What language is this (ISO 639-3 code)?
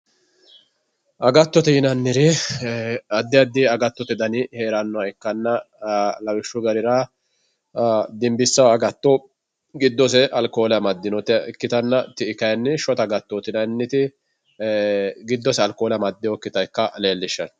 sid